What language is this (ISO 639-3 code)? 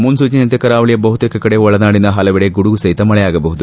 kan